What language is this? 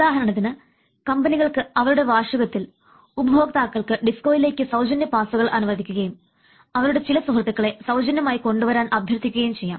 Malayalam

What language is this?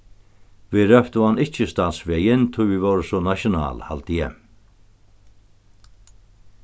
Faroese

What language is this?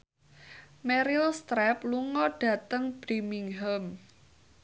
Javanese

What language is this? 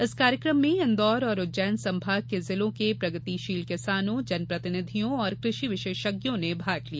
Hindi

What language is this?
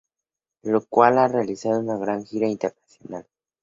Spanish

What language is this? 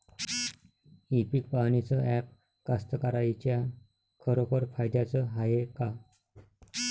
Marathi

